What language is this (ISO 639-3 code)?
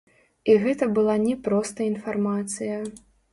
bel